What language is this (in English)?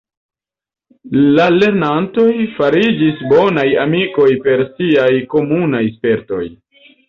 Esperanto